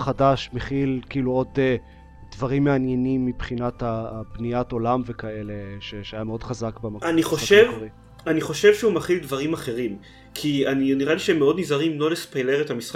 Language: Hebrew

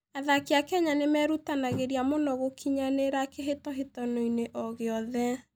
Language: Kikuyu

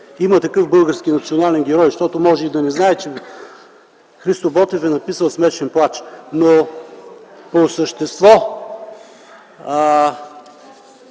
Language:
Bulgarian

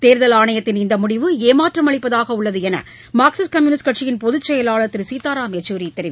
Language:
Tamil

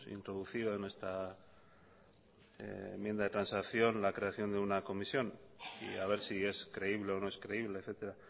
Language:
Spanish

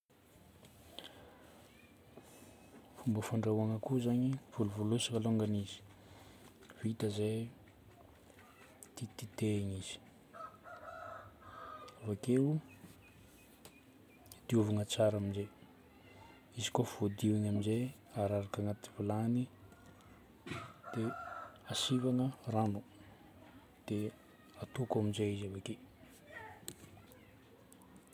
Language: Northern Betsimisaraka Malagasy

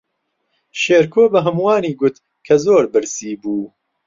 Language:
Central Kurdish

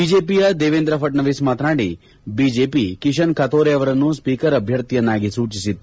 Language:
Kannada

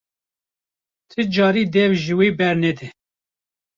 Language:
Kurdish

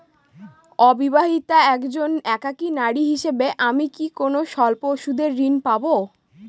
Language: Bangla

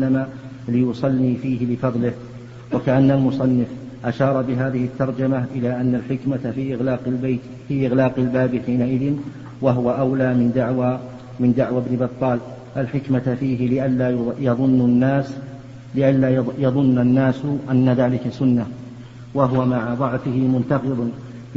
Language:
Arabic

